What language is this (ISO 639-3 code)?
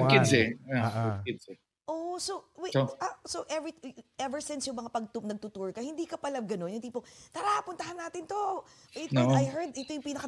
fil